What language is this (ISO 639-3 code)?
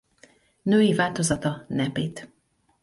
hun